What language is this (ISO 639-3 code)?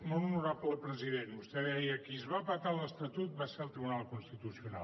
cat